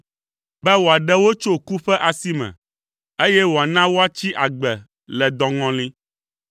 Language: Ewe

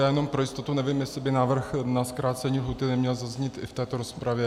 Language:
Czech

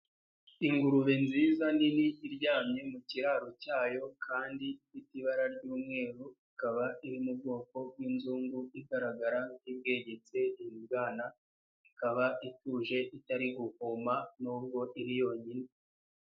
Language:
Kinyarwanda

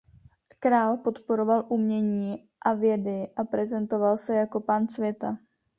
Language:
Czech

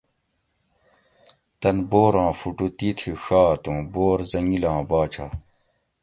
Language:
Gawri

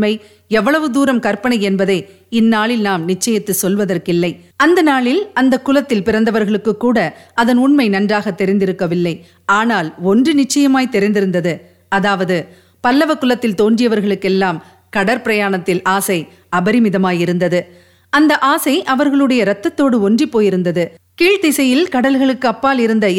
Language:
Tamil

